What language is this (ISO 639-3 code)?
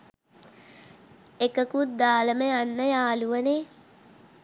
sin